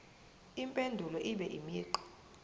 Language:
Zulu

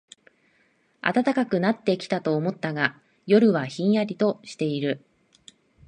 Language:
Japanese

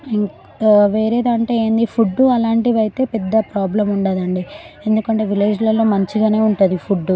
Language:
Telugu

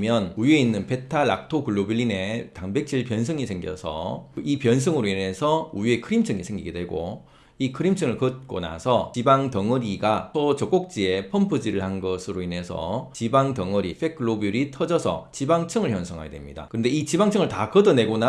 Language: Korean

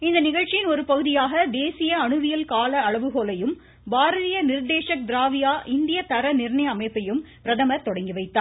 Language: Tamil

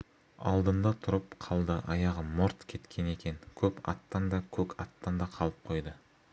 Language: Kazakh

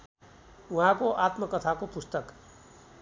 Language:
Nepali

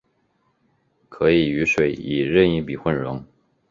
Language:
Chinese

